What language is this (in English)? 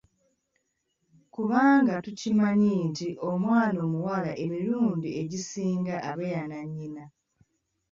Ganda